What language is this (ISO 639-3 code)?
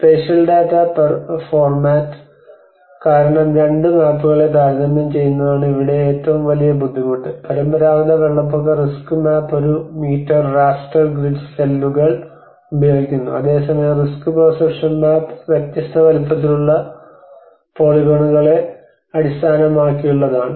mal